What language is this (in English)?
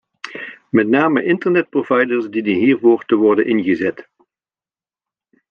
Dutch